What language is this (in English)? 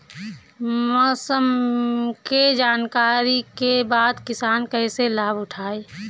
Bhojpuri